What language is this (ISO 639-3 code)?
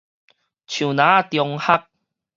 nan